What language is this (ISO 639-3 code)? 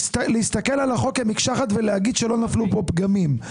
heb